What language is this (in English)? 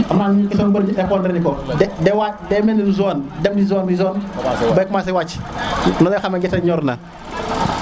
Serer